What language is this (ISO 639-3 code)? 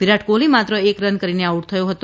guj